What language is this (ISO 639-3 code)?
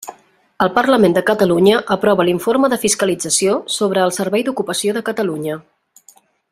cat